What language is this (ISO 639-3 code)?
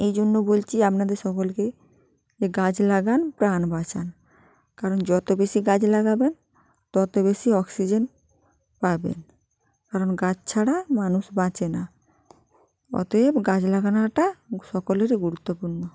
ben